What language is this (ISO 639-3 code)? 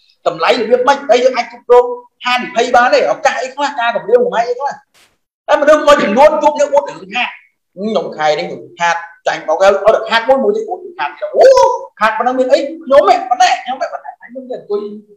vie